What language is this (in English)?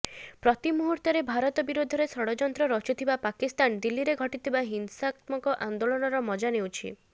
Odia